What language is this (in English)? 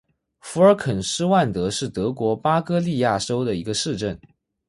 Chinese